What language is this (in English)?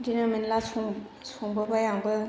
Bodo